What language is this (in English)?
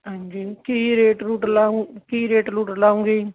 Punjabi